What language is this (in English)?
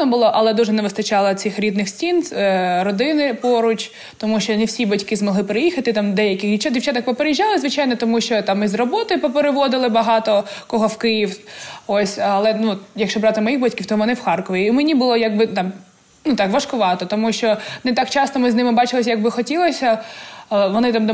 Ukrainian